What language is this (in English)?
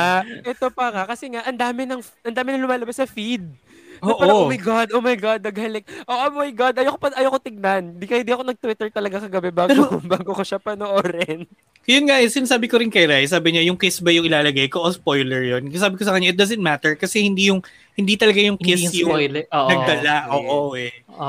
Filipino